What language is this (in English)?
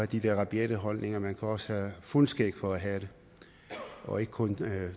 Danish